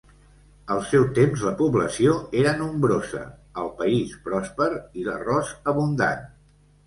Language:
Catalan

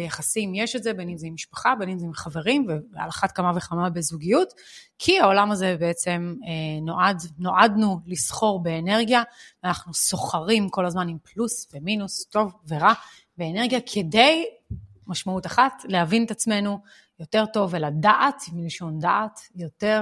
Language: Hebrew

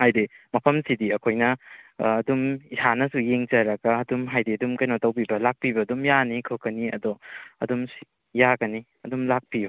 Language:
Manipuri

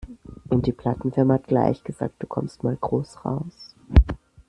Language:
German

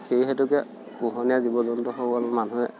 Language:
Assamese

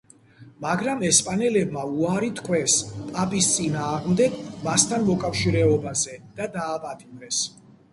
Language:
Georgian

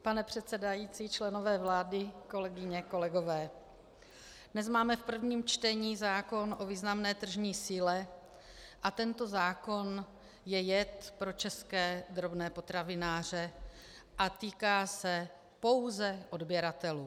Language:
Czech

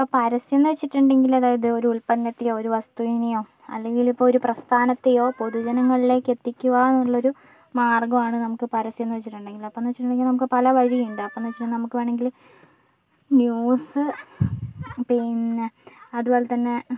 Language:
Malayalam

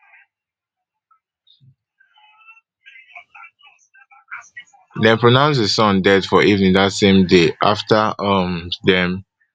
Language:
Nigerian Pidgin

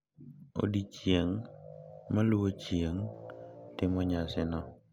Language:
Luo (Kenya and Tanzania)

